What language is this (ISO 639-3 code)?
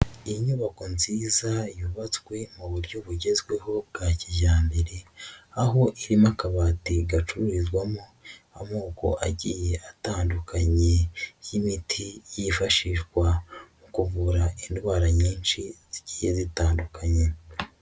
kin